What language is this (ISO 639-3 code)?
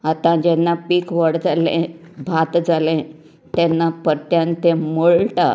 kok